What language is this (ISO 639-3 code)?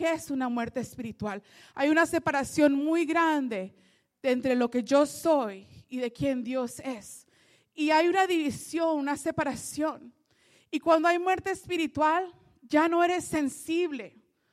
spa